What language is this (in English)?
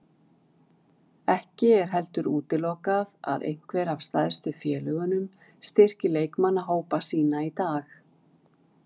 Icelandic